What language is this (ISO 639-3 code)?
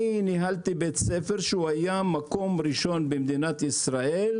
heb